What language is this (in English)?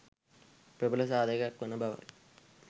Sinhala